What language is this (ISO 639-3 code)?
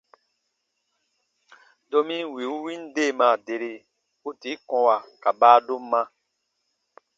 bba